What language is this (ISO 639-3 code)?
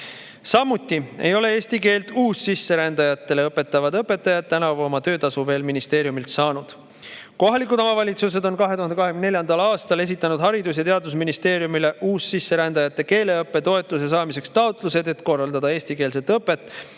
est